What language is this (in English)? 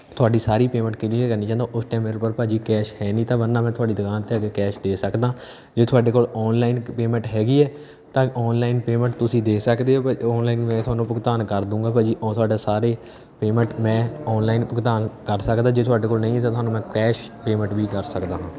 Punjabi